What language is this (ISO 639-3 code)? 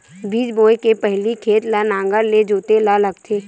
hne